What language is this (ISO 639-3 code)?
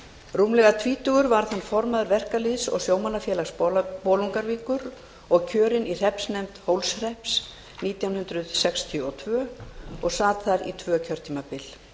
isl